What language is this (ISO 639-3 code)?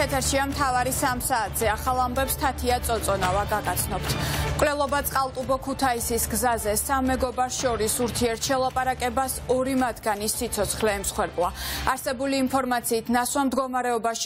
ron